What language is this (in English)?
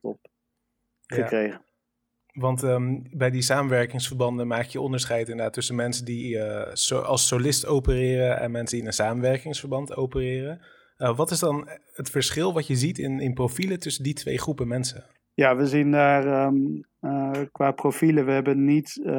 Dutch